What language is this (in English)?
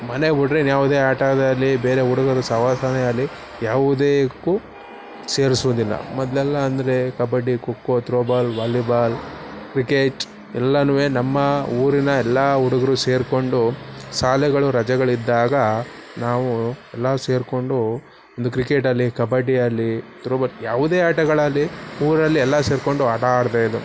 Kannada